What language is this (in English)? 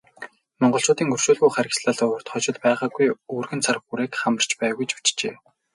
Mongolian